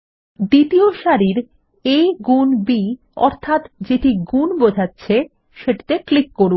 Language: Bangla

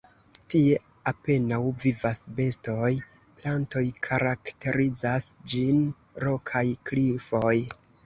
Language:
Esperanto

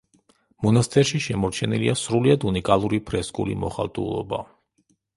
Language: Georgian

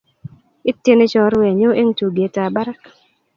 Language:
Kalenjin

